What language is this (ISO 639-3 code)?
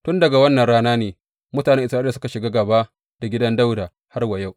hau